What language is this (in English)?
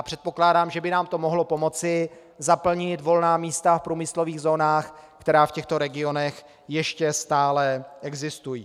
Czech